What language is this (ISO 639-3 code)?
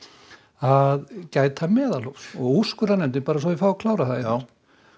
isl